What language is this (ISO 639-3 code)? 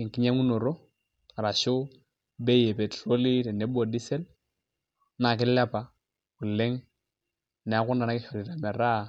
mas